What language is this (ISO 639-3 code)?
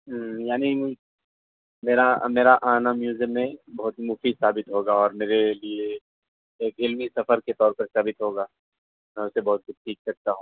urd